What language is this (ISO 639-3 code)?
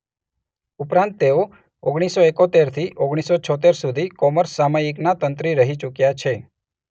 guj